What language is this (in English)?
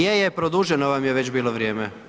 Croatian